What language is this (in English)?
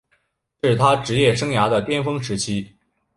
Chinese